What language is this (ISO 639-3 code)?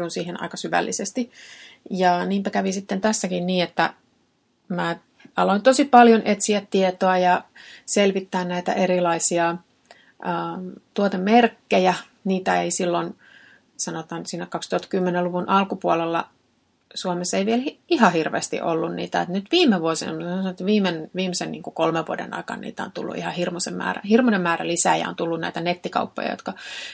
fin